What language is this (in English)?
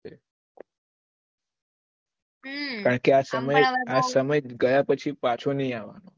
Gujarati